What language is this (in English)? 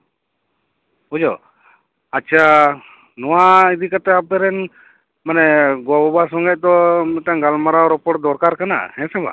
Santali